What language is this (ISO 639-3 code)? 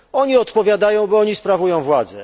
pol